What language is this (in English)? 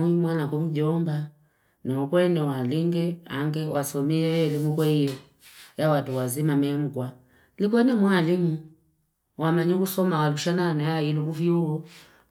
Fipa